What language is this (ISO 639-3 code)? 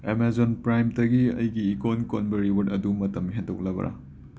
mni